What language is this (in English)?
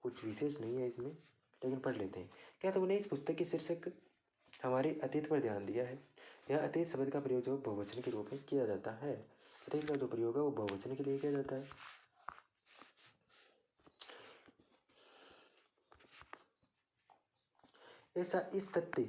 Hindi